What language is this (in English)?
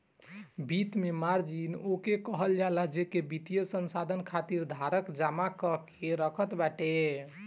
Bhojpuri